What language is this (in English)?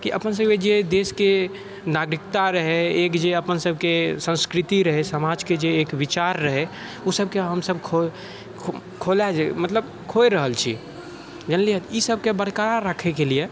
Maithili